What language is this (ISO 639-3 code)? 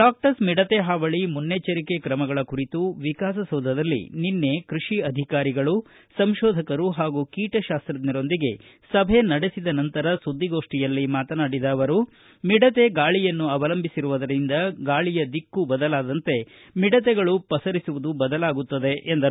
kan